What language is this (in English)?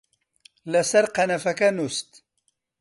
Central Kurdish